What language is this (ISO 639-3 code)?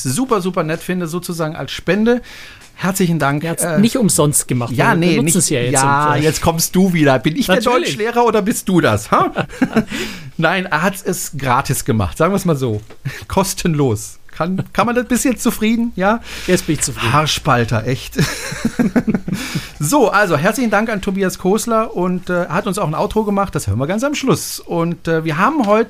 deu